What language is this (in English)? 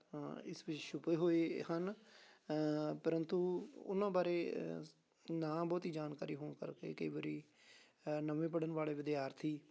Punjabi